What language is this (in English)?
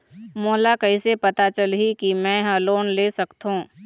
Chhattisgarhi